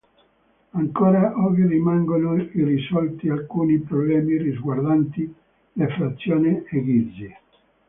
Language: Italian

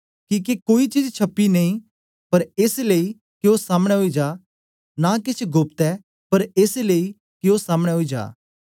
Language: Dogri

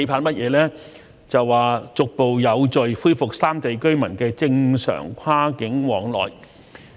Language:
Cantonese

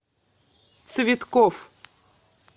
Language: Russian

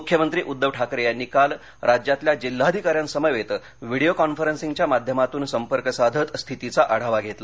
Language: Marathi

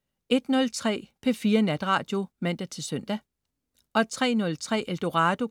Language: Danish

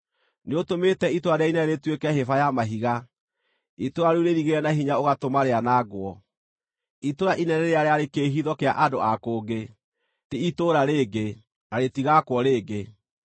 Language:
Kikuyu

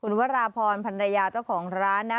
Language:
Thai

